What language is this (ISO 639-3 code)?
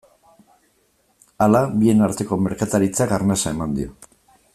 eus